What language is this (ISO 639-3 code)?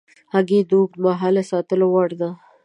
pus